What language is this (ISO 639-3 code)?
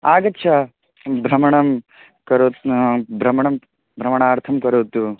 san